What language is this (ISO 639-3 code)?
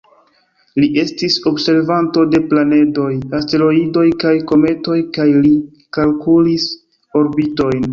epo